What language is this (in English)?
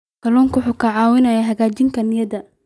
Somali